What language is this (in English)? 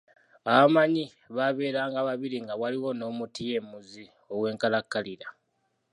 Ganda